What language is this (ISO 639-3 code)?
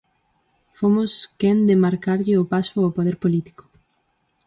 glg